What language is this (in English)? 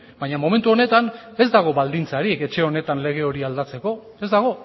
Basque